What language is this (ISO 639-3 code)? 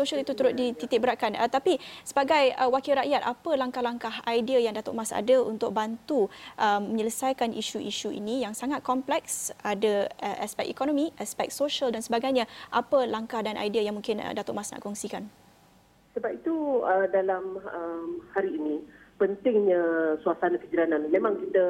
msa